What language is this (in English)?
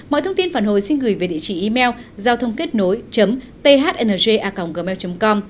Vietnamese